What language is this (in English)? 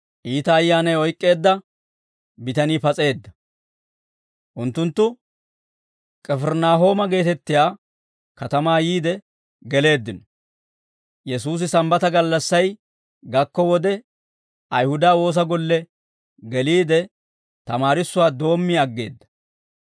Dawro